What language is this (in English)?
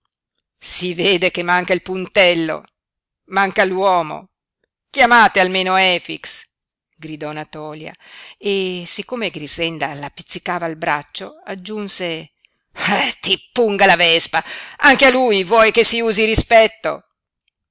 Italian